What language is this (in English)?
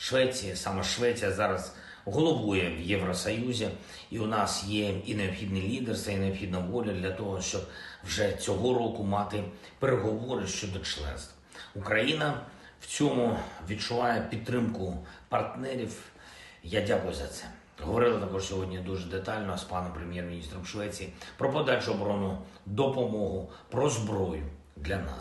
Ukrainian